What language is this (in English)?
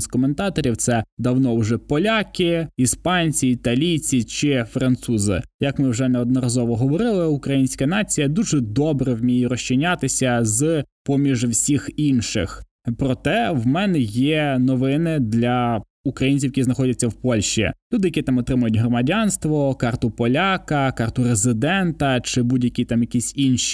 Ukrainian